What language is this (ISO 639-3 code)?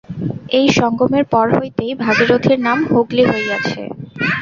ben